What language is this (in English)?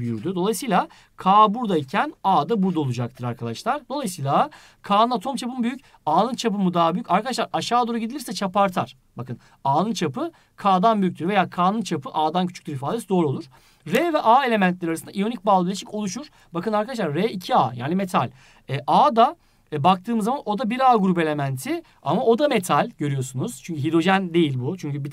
Turkish